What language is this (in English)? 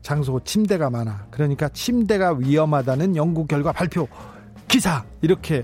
Korean